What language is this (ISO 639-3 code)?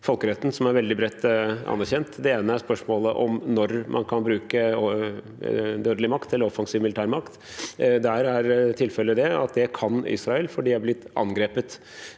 nor